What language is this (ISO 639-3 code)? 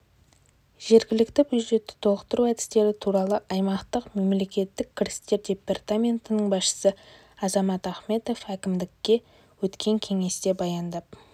kaz